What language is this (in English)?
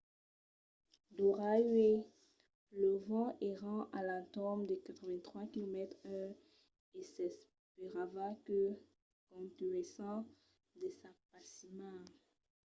Occitan